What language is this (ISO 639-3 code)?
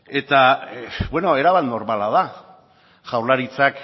eus